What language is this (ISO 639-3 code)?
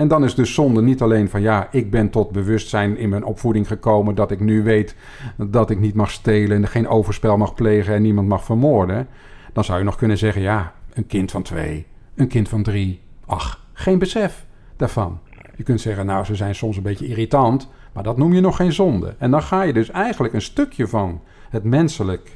nld